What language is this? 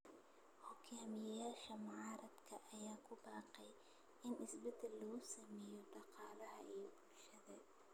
Somali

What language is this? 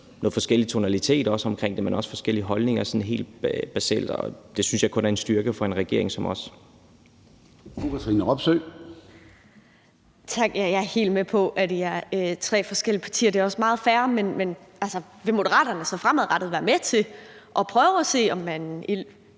Danish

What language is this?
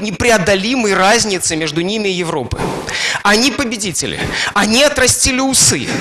Russian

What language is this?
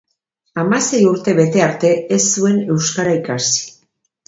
Basque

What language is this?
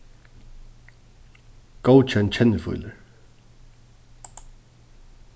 Faroese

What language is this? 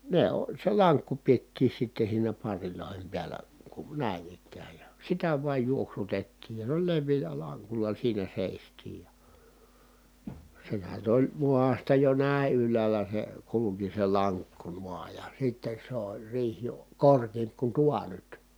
Finnish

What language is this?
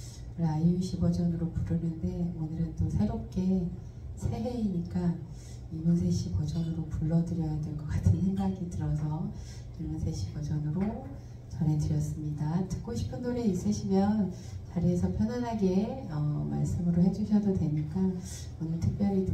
Korean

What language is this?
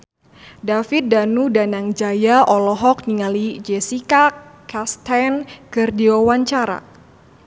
Sundanese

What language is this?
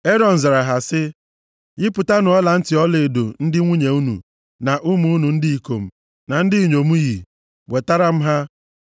Igbo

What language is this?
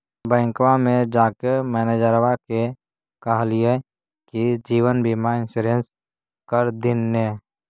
Magahi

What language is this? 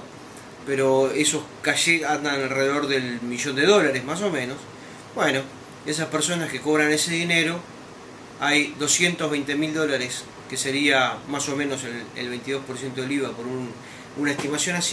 Spanish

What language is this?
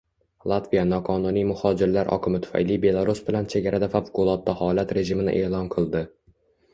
Uzbek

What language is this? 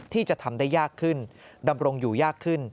Thai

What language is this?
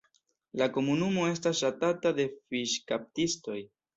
Esperanto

